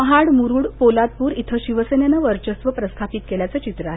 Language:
Marathi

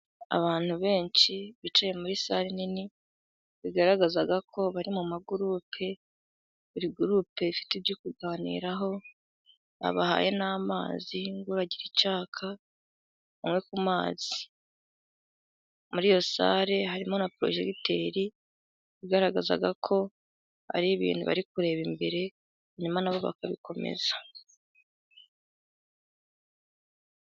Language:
Kinyarwanda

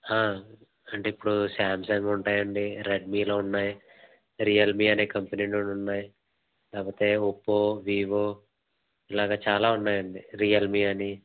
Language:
Telugu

